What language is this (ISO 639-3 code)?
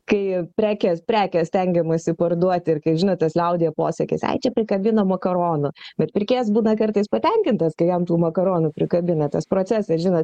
lit